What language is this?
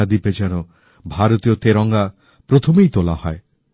Bangla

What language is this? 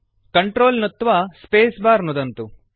Sanskrit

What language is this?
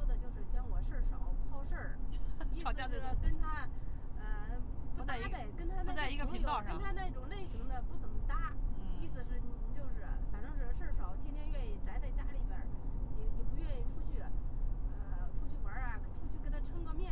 Chinese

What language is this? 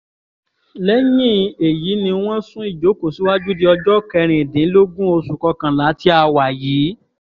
Yoruba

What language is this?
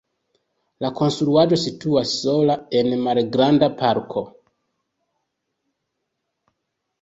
Esperanto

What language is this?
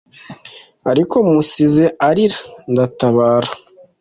Kinyarwanda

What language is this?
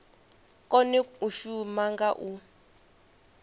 Venda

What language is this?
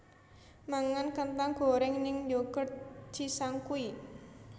Javanese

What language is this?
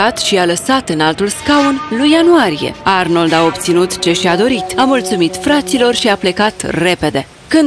Romanian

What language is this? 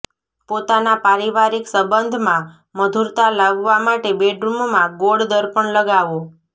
Gujarati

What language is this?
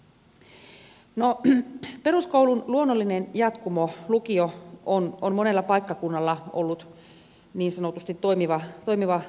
Finnish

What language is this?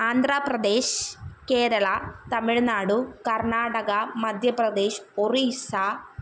Malayalam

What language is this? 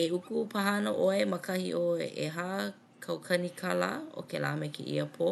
Hawaiian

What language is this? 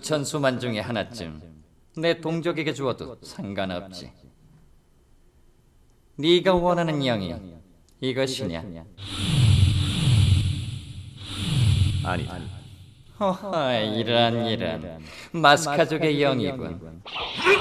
Korean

